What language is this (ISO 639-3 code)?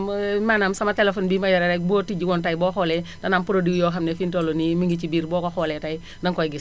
wol